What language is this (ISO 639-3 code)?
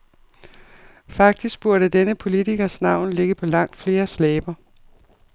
dan